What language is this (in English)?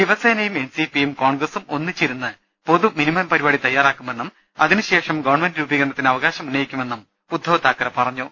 Malayalam